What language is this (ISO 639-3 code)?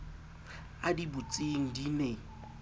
sot